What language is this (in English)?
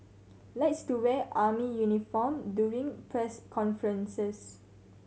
English